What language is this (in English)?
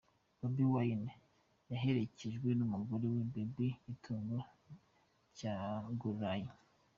Kinyarwanda